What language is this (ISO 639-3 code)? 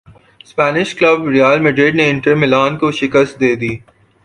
urd